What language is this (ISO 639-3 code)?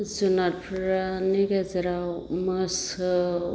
brx